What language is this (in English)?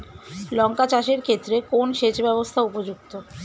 Bangla